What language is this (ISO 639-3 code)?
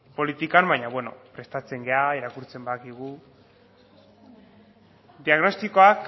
eus